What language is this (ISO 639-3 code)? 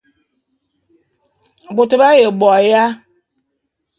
bum